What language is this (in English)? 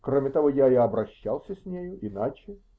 Russian